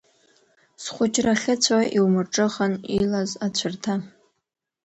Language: Abkhazian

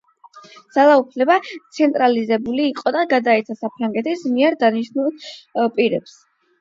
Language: Georgian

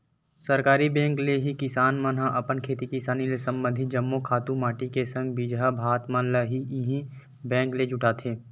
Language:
Chhattisgarhi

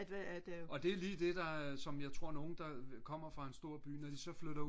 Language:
Danish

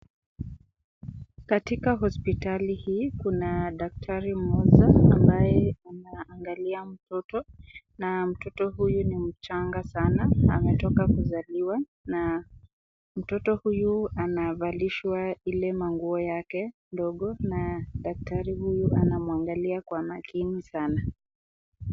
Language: Swahili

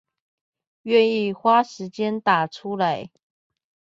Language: Chinese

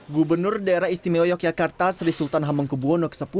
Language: Indonesian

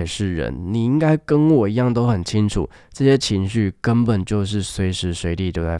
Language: Chinese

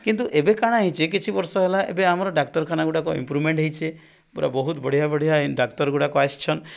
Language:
Odia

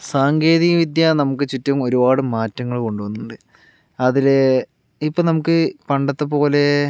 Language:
Malayalam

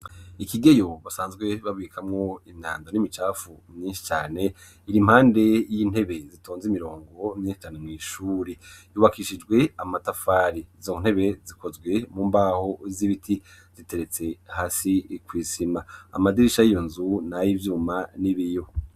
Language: Rundi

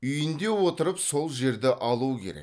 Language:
Kazakh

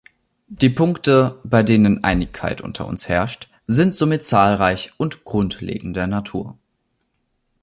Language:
German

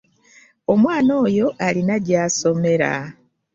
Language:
Ganda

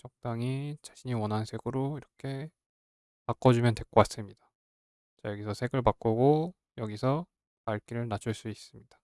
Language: Korean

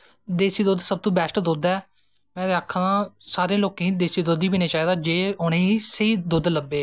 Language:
Dogri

